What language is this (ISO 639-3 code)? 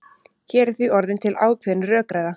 isl